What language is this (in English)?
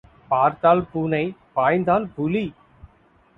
Tamil